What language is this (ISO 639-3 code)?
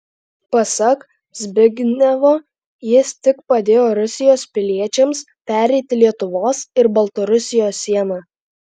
lit